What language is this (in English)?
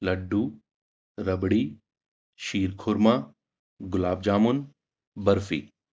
Urdu